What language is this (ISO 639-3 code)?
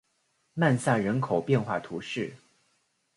zho